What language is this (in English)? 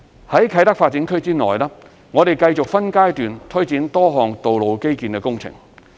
Cantonese